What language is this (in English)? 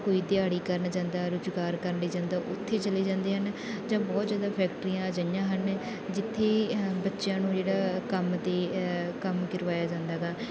Punjabi